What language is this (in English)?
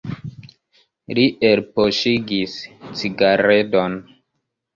Esperanto